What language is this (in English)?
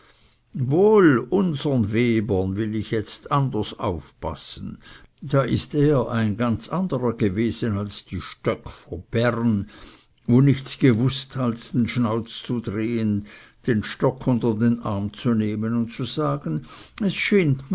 German